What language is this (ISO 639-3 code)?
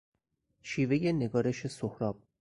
fas